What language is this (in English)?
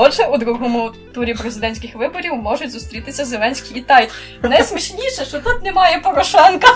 Ukrainian